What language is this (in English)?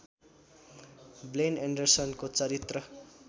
Nepali